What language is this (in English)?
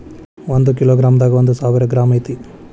Kannada